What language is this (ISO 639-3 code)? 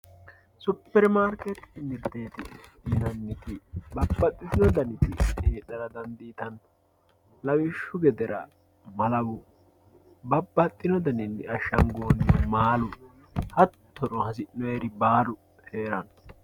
sid